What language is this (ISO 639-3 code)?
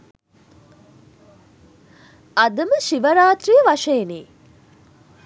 sin